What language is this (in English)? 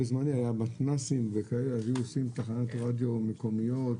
Hebrew